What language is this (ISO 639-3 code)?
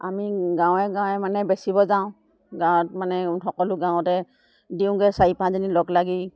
asm